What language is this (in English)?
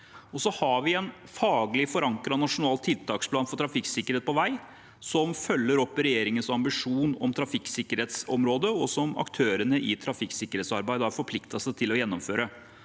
Norwegian